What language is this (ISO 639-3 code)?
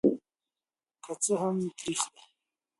pus